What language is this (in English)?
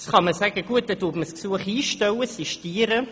Swiss German